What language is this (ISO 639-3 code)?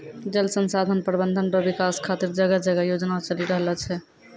mai